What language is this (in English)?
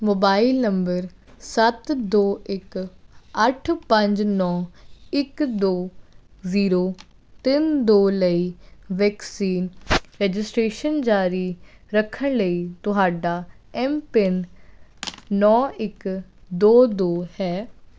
Punjabi